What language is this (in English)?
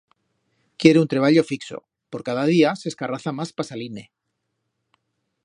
Aragonese